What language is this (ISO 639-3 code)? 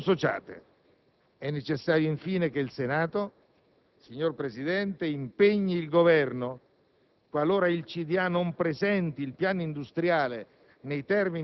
ita